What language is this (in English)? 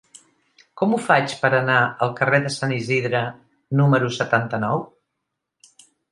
Catalan